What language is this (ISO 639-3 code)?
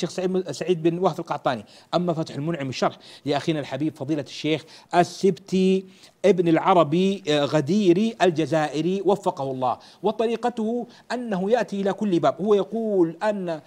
ara